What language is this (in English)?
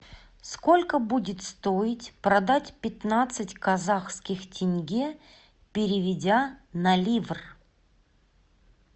Russian